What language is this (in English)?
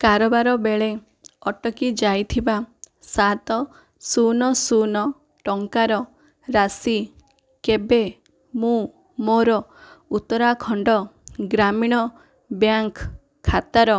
Odia